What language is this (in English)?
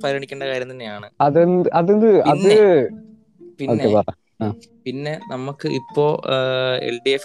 Malayalam